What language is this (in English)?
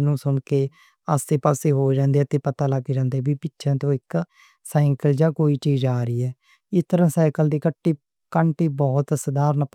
Western Panjabi